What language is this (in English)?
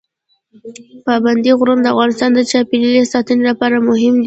Pashto